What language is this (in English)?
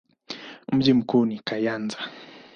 Swahili